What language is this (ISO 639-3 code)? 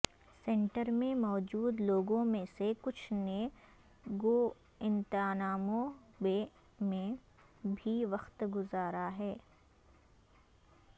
urd